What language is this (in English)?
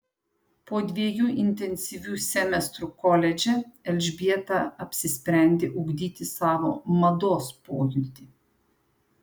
Lithuanian